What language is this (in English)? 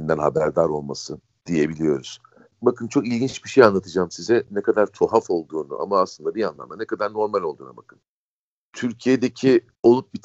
Turkish